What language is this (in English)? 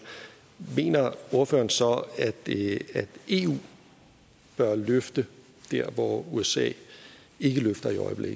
Danish